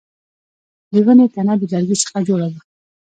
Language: Pashto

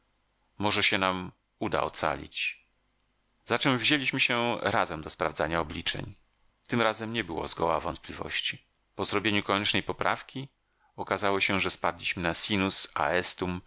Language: Polish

